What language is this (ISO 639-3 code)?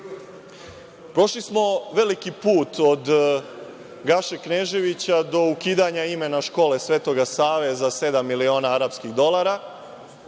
srp